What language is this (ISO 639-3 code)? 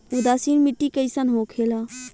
bho